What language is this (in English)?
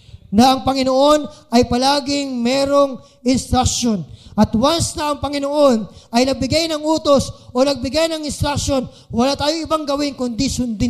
Filipino